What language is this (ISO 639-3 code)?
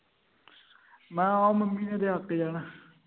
pan